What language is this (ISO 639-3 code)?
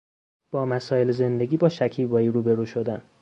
fas